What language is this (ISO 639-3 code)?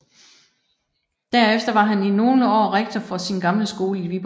dan